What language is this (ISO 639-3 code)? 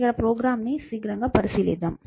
tel